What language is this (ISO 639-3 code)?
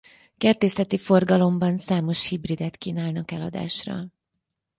hun